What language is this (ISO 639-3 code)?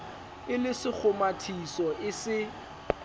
sot